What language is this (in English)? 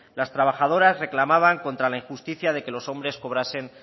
Spanish